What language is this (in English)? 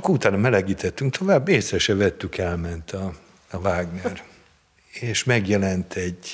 Hungarian